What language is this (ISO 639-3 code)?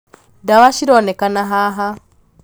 kik